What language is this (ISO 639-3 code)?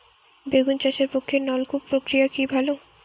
ben